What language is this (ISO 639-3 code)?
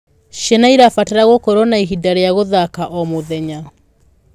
kik